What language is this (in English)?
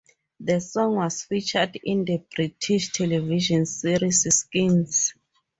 English